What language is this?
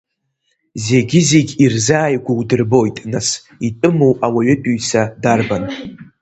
Abkhazian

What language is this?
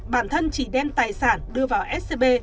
Vietnamese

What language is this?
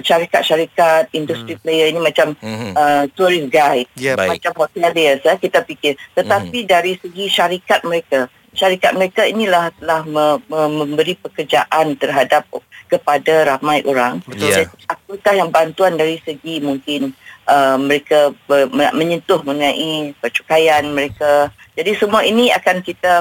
Malay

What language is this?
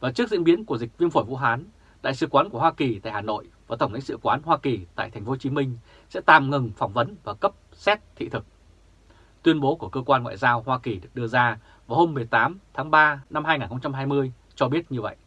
Vietnamese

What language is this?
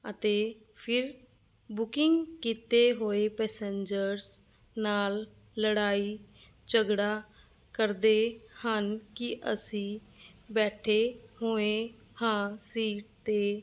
Punjabi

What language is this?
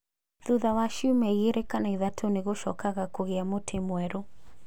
Kikuyu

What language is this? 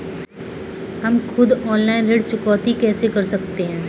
Hindi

